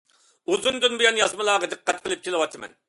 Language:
Uyghur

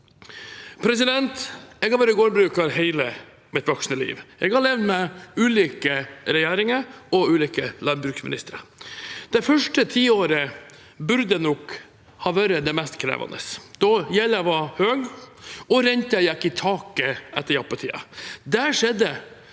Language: Norwegian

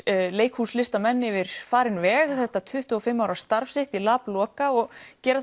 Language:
Icelandic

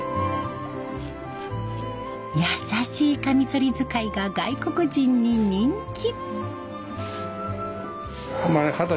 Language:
Japanese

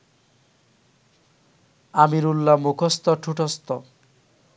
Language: Bangla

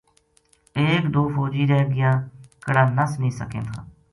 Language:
Gujari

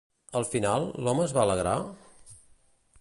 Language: Catalan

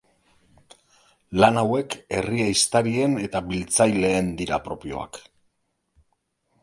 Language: Basque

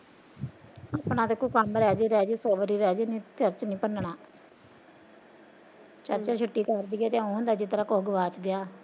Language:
Punjabi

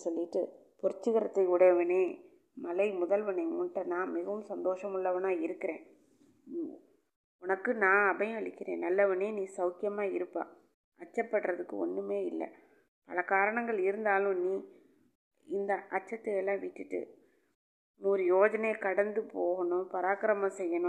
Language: Tamil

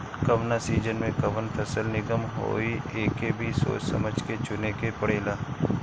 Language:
Bhojpuri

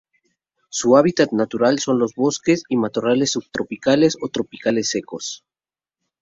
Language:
Spanish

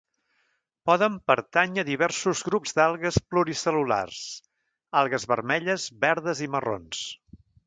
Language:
Catalan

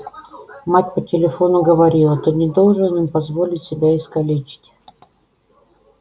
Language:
Russian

